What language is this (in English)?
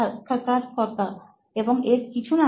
Bangla